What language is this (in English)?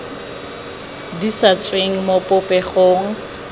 Tswana